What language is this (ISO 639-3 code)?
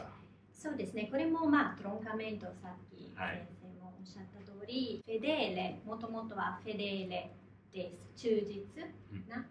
jpn